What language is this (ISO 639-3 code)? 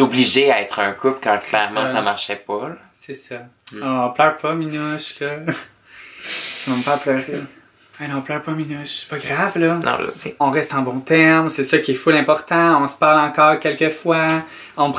fra